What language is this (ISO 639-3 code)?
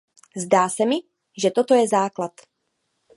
ces